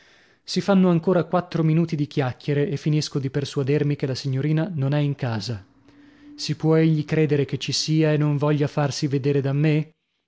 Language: Italian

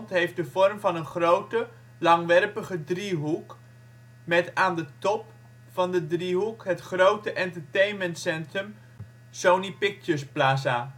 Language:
Dutch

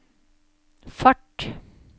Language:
Norwegian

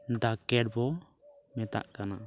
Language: Santali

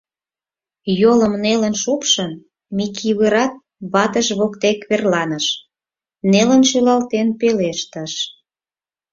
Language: Mari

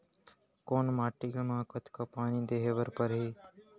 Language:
Chhattisgarhi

